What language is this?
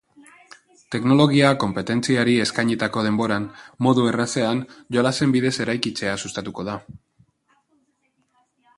Basque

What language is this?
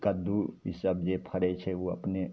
Maithili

